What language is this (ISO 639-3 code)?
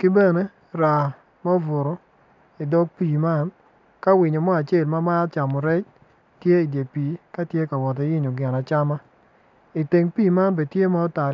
ach